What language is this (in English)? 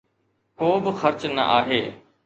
Sindhi